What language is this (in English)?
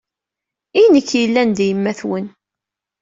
Kabyle